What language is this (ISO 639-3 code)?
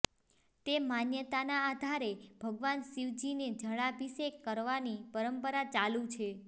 guj